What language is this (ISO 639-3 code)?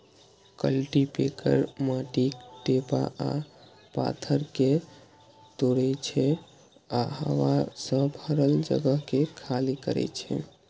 mai